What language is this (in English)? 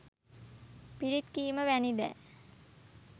Sinhala